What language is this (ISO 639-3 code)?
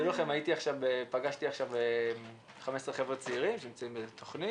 heb